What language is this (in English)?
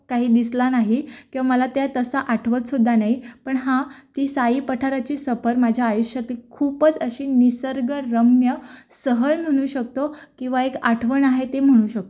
Marathi